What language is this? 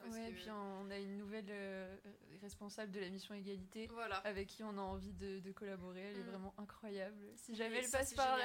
French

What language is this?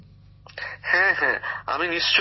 Bangla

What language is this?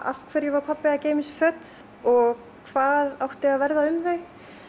Icelandic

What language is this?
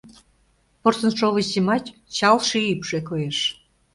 Mari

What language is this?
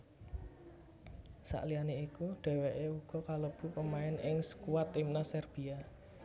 Javanese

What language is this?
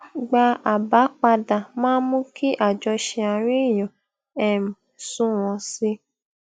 Yoruba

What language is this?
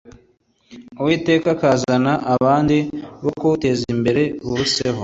Kinyarwanda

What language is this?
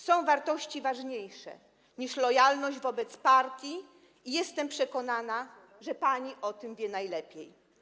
Polish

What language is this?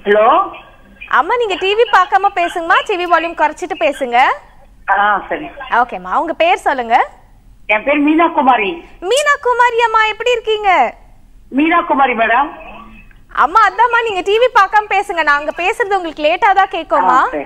Hindi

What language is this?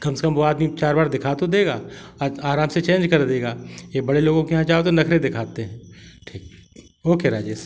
Hindi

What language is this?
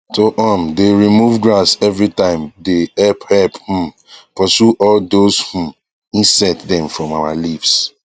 Nigerian Pidgin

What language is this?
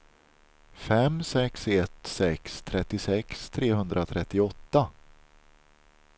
Swedish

